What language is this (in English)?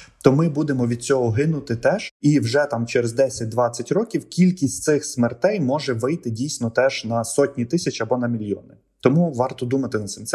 Ukrainian